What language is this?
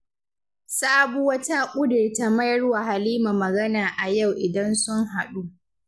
Hausa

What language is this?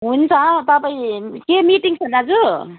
Nepali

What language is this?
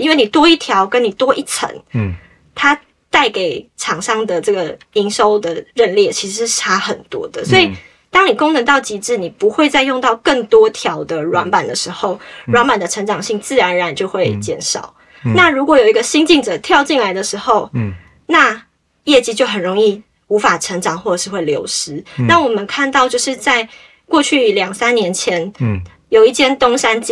Chinese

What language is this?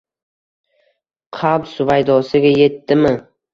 Uzbek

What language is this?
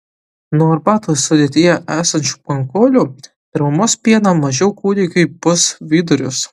Lithuanian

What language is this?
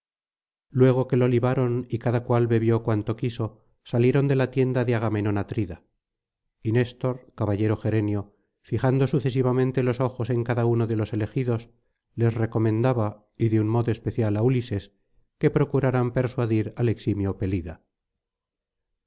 Spanish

